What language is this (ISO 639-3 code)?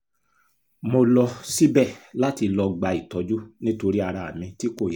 yor